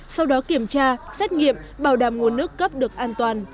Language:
Vietnamese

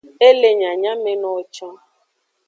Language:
Aja (Benin)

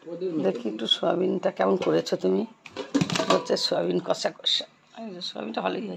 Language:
Turkish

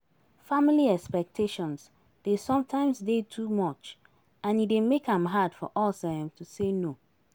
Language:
Nigerian Pidgin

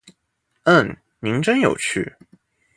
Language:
Chinese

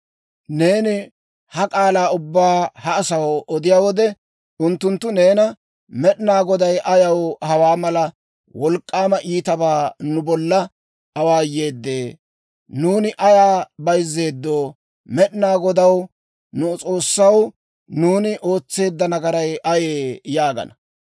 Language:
Dawro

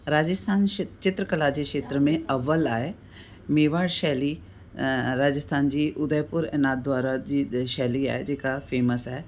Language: Sindhi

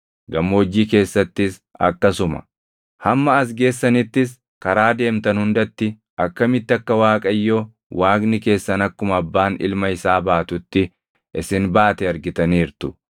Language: Oromo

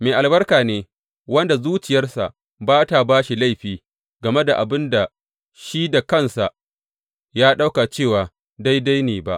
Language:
Hausa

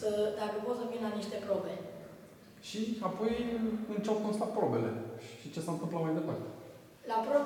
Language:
Romanian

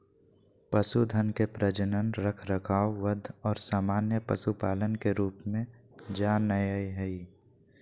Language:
Magahi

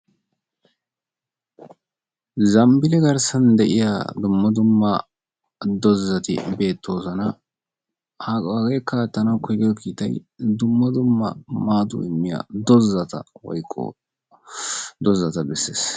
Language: Wolaytta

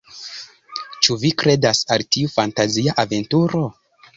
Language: Esperanto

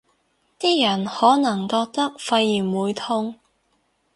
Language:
Cantonese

